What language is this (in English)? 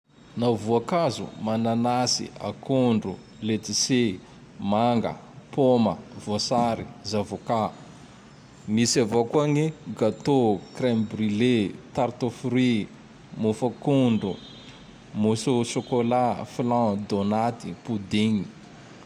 Tandroy-Mahafaly Malagasy